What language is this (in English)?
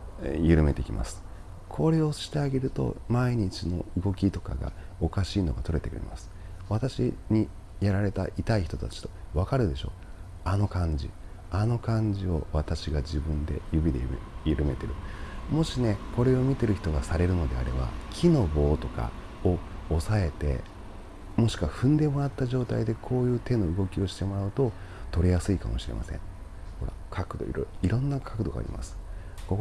Japanese